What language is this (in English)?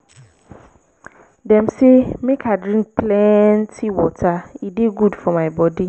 Nigerian Pidgin